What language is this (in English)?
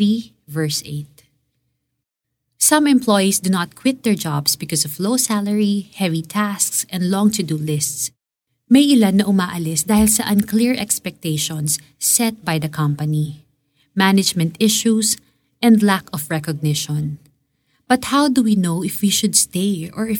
Filipino